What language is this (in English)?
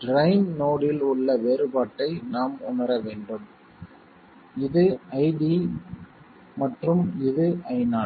Tamil